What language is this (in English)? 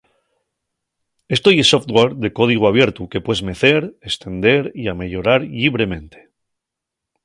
Asturian